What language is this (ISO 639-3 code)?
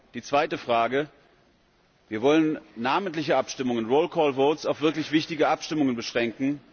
deu